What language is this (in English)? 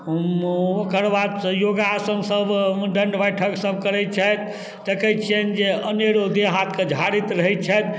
Maithili